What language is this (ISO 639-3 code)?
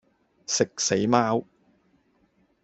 yue